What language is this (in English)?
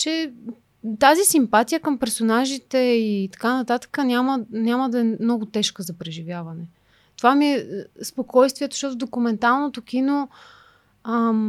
Bulgarian